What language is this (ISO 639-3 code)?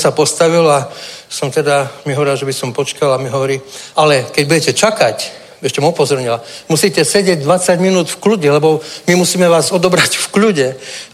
ces